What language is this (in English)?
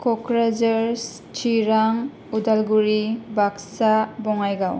Bodo